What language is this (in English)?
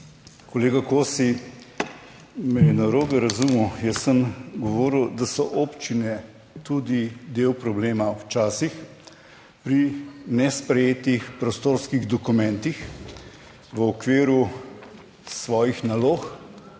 Slovenian